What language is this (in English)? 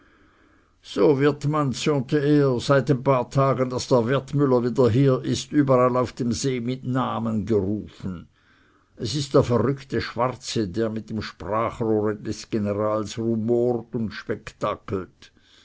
German